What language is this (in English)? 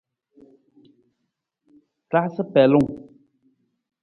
Nawdm